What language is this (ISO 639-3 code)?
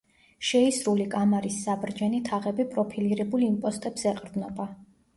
kat